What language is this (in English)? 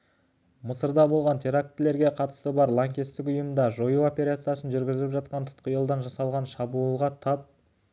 Kazakh